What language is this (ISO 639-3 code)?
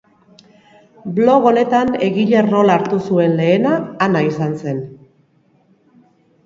eus